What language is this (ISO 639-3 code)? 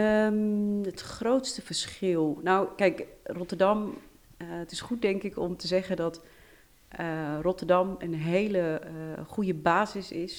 nld